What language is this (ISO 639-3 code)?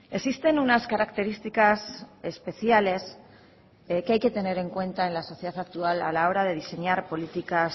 spa